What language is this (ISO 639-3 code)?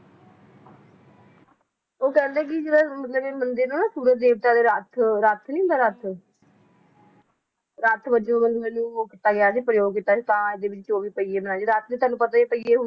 pan